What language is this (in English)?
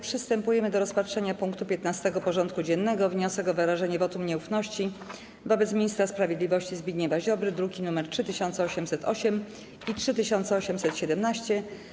Polish